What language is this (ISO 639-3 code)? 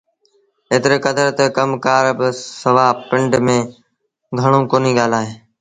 sbn